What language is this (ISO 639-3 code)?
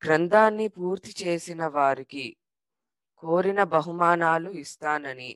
tel